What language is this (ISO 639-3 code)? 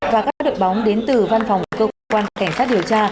vie